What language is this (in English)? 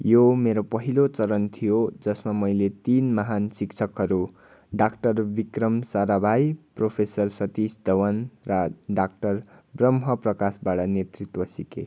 Nepali